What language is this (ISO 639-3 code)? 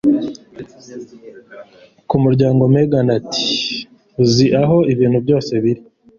kin